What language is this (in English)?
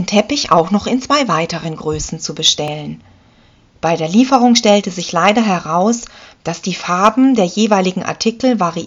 German